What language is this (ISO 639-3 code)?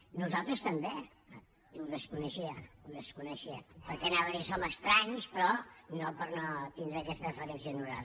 cat